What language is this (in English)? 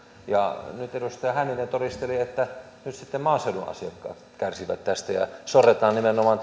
Finnish